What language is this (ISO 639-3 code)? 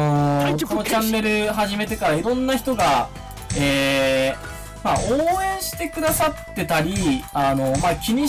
jpn